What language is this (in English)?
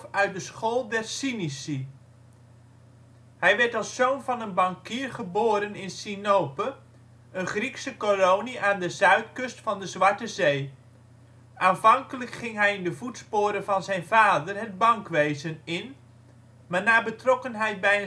Dutch